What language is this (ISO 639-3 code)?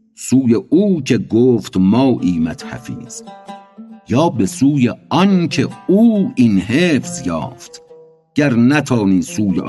fas